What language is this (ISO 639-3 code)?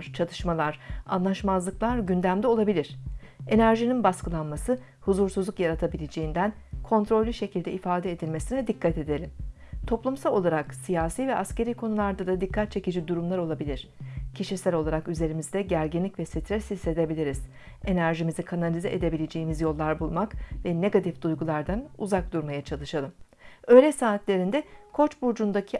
tur